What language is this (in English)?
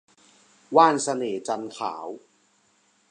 Thai